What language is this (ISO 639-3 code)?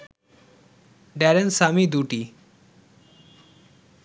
ben